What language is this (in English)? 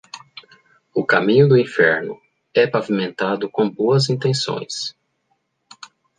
Portuguese